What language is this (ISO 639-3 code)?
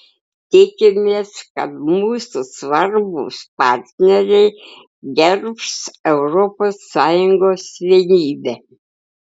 lit